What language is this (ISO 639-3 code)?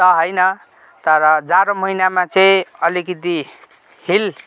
nep